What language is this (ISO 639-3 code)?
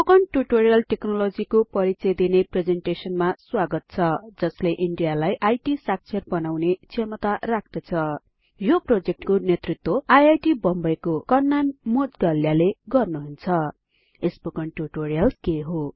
nep